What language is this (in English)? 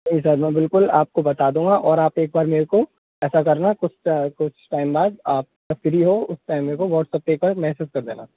Hindi